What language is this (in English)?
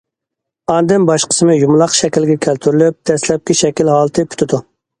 Uyghur